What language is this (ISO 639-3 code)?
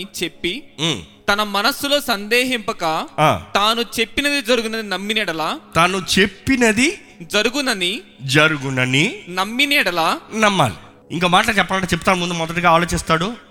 tel